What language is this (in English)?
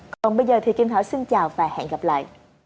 Vietnamese